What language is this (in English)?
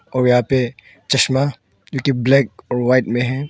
Hindi